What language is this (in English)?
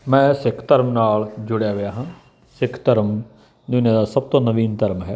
Punjabi